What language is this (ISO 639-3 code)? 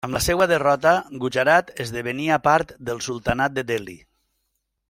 cat